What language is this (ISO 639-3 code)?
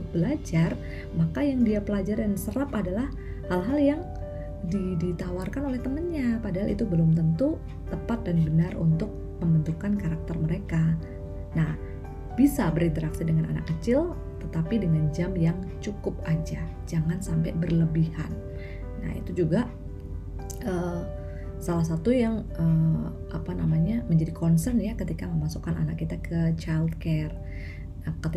ind